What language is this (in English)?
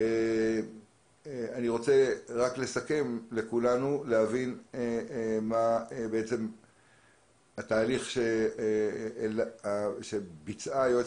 Hebrew